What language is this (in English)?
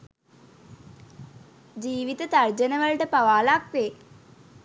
Sinhala